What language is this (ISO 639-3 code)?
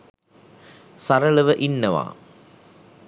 sin